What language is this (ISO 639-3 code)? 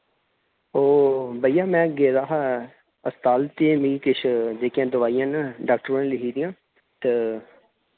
doi